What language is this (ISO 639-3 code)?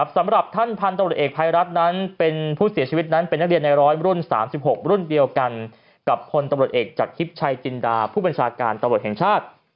tha